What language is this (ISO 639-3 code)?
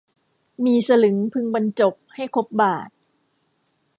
tha